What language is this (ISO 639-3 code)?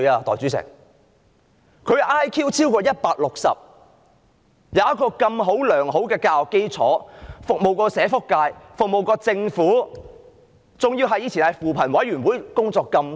yue